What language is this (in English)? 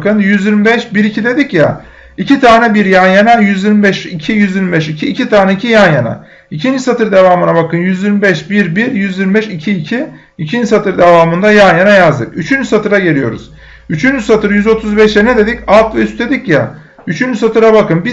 Turkish